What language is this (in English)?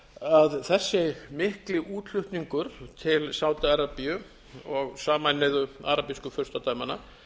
Icelandic